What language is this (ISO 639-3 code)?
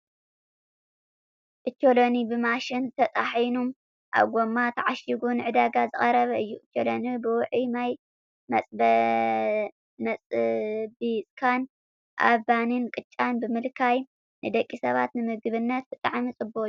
tir